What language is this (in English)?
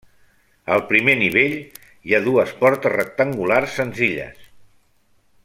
Catalan